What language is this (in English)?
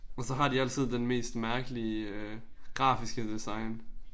Danish